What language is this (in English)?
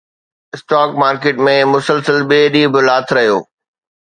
Sindhi